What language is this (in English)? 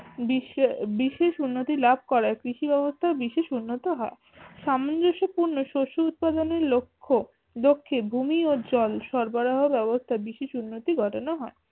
Bangla